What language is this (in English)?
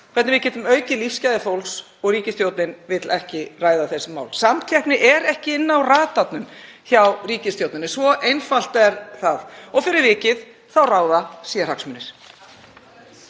Icelandic